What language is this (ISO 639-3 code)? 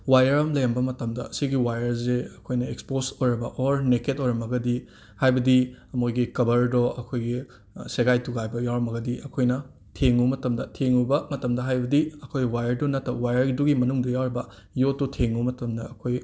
mni